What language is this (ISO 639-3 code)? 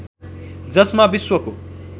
nep